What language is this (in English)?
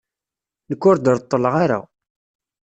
Kabyle